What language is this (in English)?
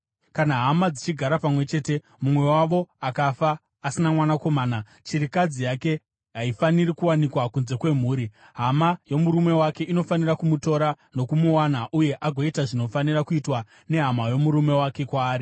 Shona